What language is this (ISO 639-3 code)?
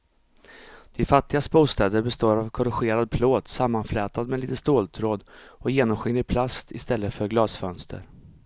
swe